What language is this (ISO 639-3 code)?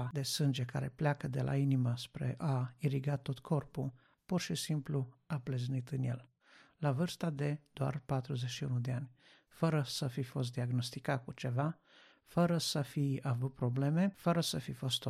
ron